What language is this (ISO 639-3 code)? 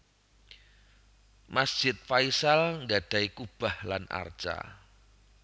jav